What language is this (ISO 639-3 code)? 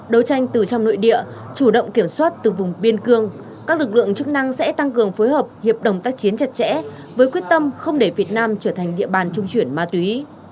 vie